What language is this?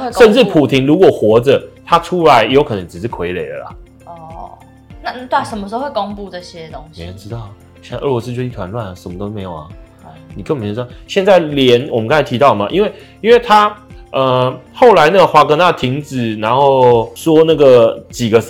Chinese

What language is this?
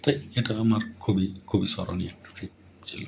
Bangla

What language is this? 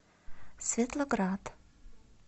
Russian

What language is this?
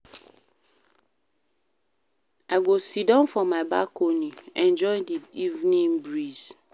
Nigerian Pidgin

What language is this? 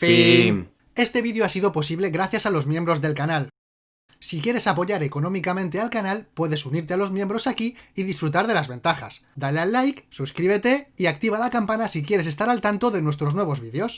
Spanish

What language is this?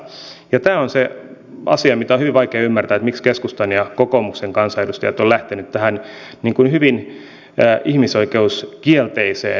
Finnish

